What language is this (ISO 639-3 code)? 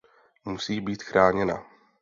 ces